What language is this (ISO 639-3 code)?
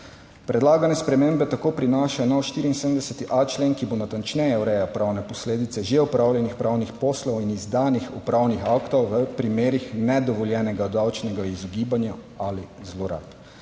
slv